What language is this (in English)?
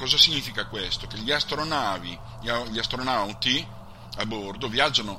Italian